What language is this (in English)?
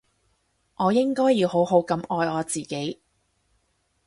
Cantonese